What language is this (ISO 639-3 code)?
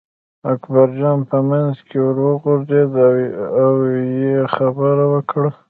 pus